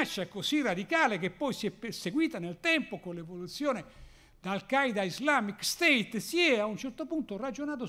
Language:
Italian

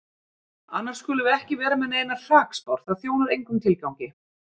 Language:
Icelandic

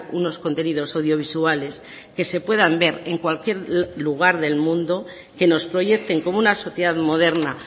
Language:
Spanish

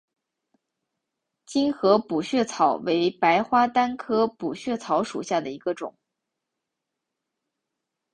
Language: Chinese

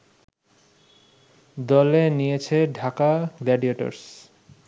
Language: Bangla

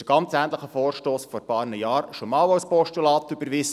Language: Swiss German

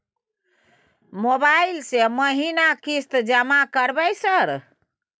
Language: Maithili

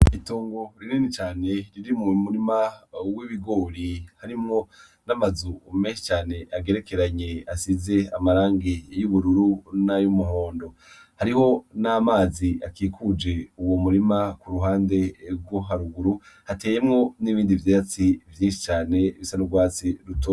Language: Rundi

